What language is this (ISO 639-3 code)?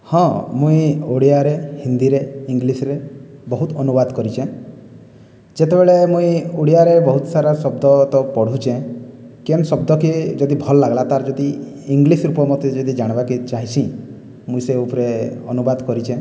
ori